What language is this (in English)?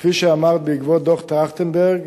Hebrew